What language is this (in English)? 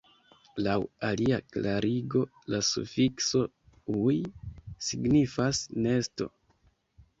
Esperanto